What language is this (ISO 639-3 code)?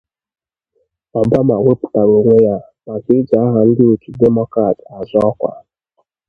ibo